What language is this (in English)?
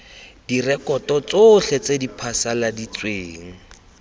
Tswana